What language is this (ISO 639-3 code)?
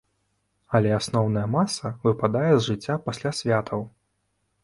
bel